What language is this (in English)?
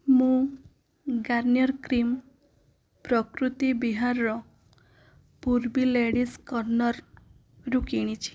Odia